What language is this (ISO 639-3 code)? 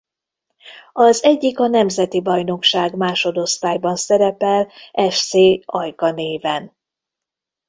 hun